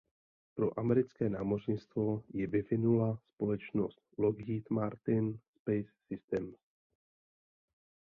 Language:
Czech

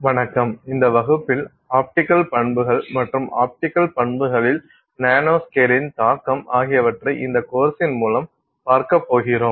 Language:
Tamil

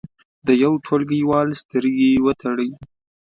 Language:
Pashto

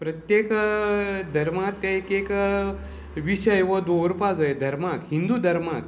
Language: Konkani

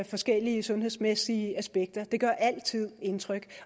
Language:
Danish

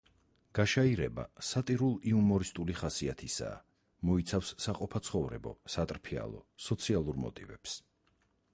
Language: Georgian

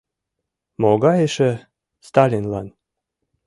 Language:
Mari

